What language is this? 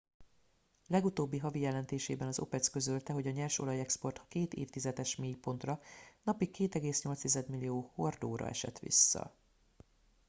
Hungarian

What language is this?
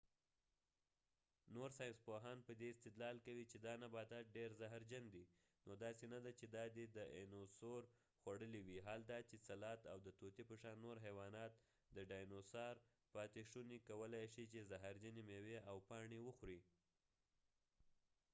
Pashto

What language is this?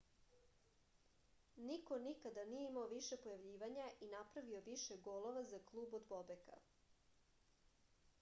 Serbian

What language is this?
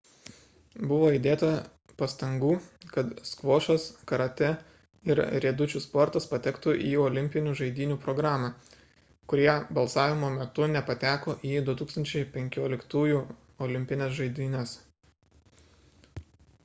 Lithuanian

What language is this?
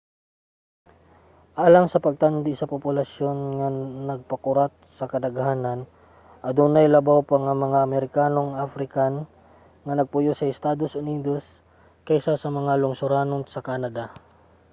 Cebuano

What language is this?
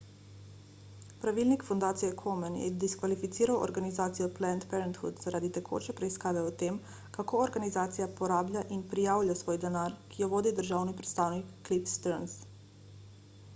Slovenian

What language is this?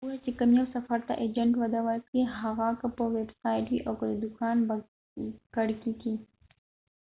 Pashto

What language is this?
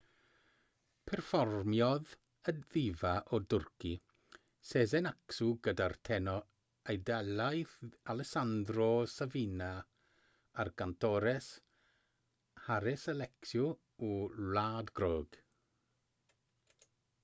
Welsh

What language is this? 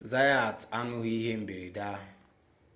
Igbo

